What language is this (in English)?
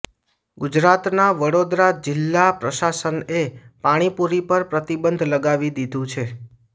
Gujarati